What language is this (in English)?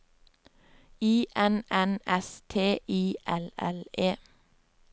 Norwegian